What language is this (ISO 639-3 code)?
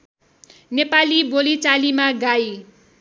nep